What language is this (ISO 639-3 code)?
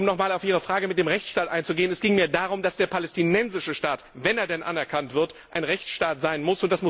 deu